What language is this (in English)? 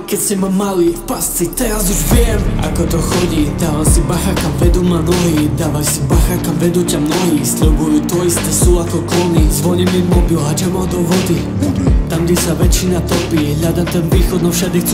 Slovak